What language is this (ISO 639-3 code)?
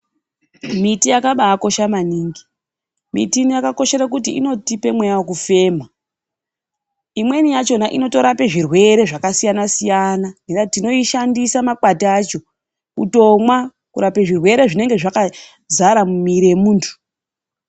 ndc